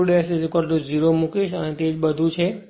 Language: Gujarati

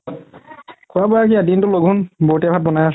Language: Assamese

